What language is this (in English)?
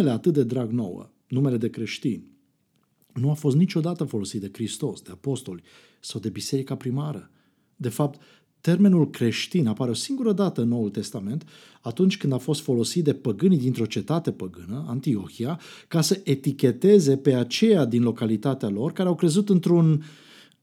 Romanian